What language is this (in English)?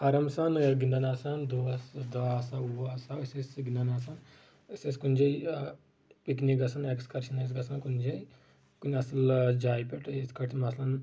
Kashmiri